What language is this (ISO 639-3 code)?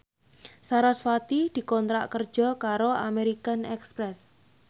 jav